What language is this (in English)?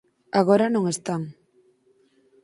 Galician